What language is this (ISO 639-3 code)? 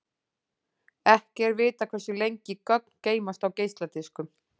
isl